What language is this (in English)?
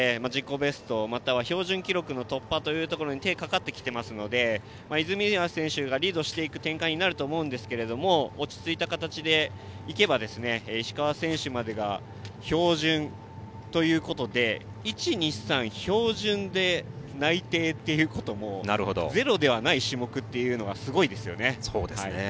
Japanese